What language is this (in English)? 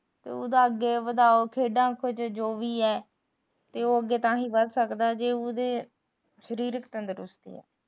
Punjabi